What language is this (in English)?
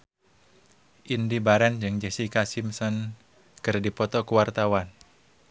Sundanese